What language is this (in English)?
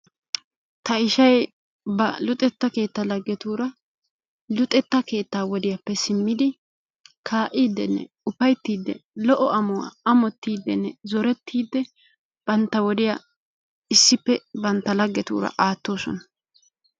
Wolaytta